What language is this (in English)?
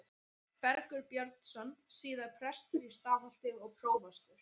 Icelandic